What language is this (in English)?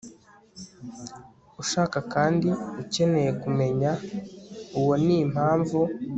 Kinyarwanda